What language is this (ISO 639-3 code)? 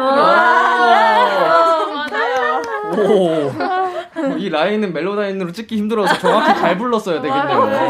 kor